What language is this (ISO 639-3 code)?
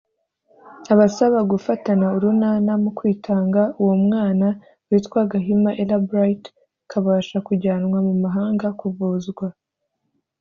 kin